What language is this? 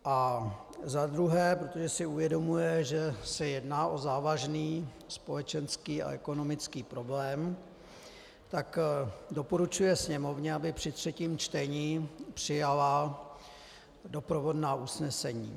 Czech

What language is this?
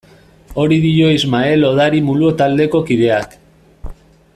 Basque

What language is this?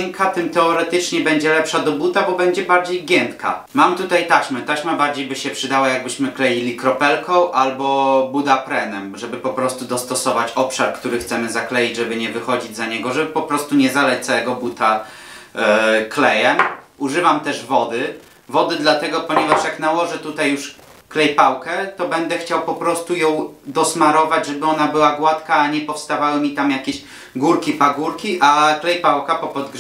Polish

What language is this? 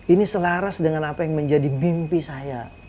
Indonesian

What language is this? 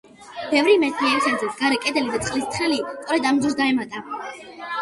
Georgian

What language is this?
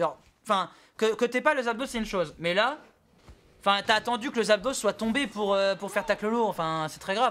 French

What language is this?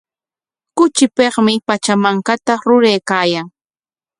Corongo Ancash Quechua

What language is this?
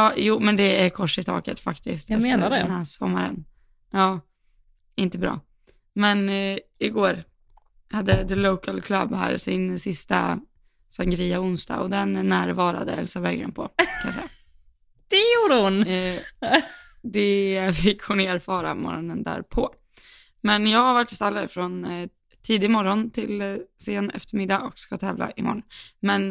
Swedish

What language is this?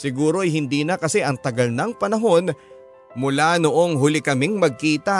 Filipino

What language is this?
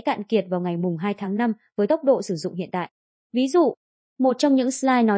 Vietnamese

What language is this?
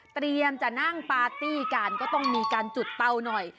Thai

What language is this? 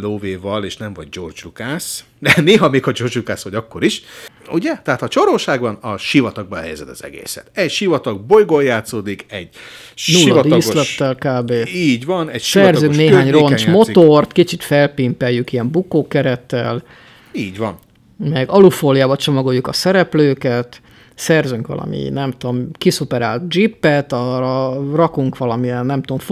Hungarian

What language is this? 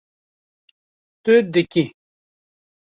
Kurdish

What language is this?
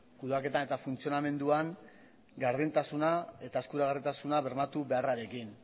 Basque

